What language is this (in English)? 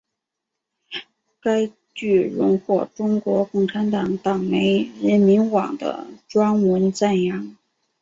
Chinese